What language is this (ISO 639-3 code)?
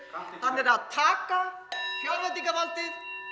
isl